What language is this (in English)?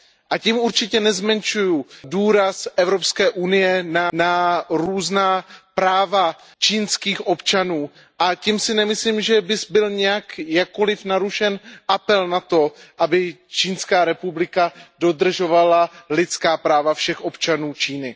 Czech